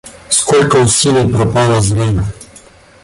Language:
Russian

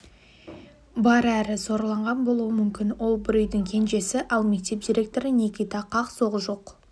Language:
Kazakh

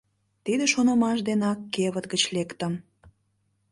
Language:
Mari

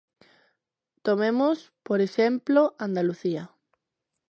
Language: Galician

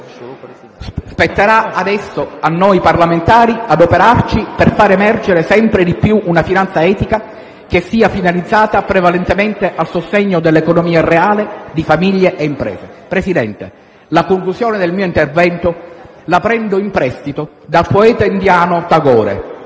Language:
Italian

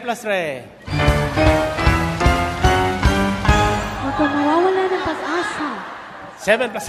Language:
Filipino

